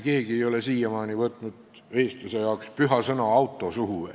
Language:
Estonian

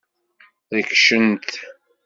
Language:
Kabyle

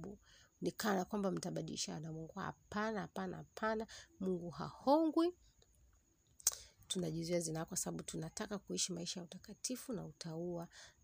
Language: Swahili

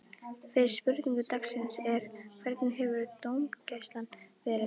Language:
Icelandic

